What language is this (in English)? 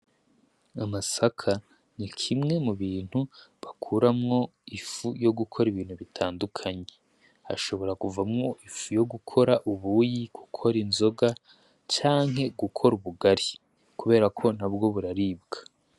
Rundi